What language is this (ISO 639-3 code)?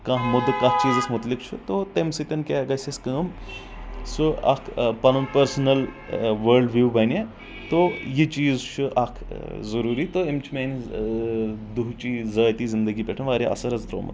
kas